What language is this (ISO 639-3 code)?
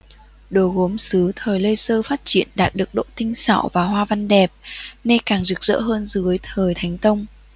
vie